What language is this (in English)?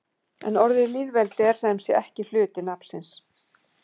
Icelandic